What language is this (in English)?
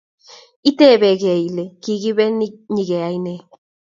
Kalenjin